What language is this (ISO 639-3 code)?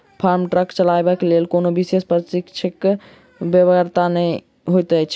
mai